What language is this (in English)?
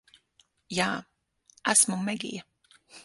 Latvian